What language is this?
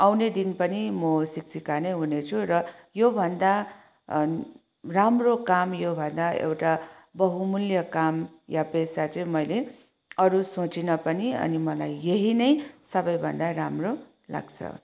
Nepali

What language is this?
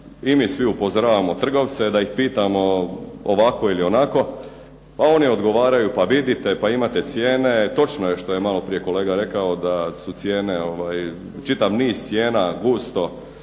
Croatian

